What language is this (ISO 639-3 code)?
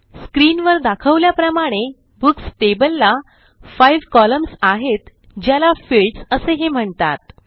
mar